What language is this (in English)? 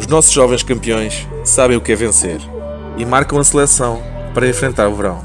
Portuguese